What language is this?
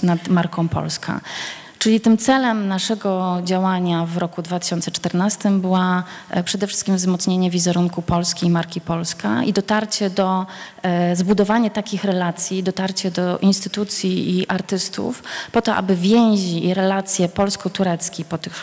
Polish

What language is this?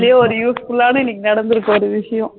Tamil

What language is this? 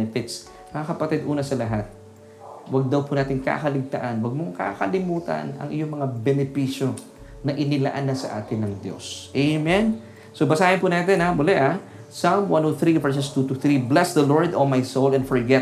Filipino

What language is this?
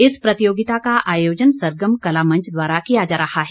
Hindi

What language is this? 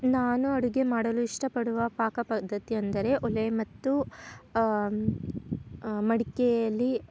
Kannada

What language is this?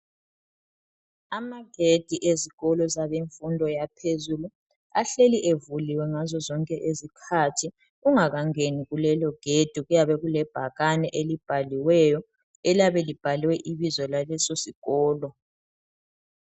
North Ndebele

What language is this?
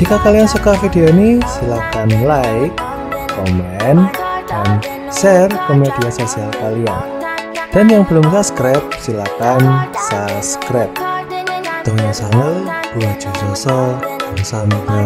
Korean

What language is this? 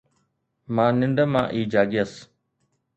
Sindhi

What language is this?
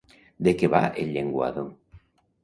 Catalan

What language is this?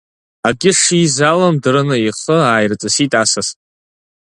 Abkhazian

